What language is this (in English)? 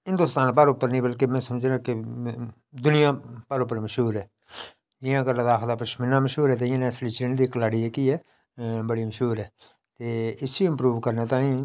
Dogri